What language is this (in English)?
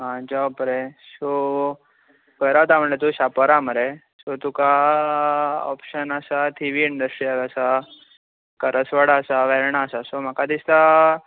Konkani